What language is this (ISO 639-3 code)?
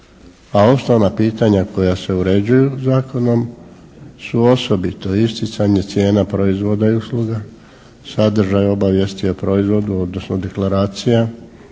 hrv